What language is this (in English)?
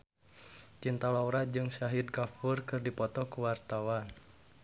Sundanese